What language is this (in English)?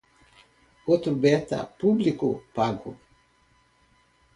Portuguese